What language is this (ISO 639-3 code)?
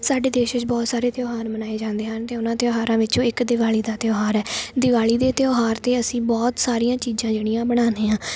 pan